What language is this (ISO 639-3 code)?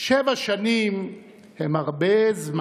heb